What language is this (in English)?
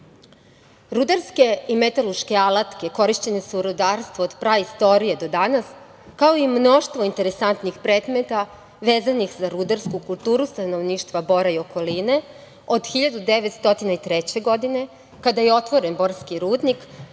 Serbian